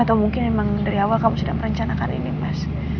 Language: Indonesian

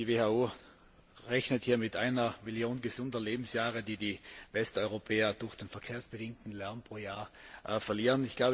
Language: German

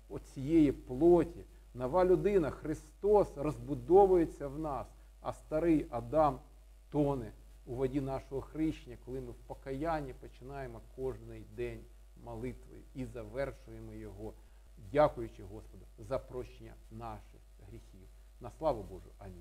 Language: Ukrainian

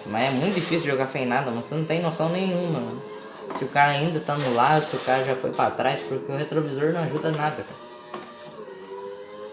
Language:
Portuguese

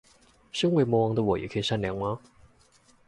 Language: Chinese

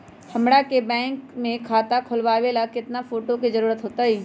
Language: Magahi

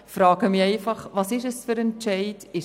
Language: Swiss German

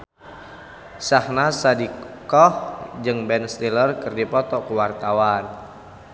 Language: Sundanese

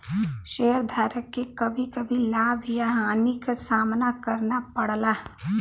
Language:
Bhojpuri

